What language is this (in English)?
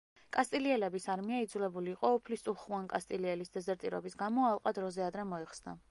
Georgian